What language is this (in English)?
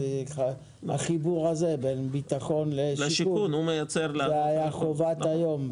Hebrew